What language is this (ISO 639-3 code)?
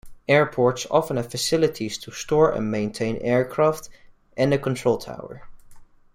eng